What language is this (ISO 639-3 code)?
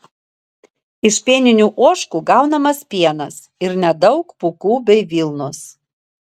lit